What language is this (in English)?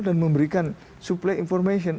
Indonesian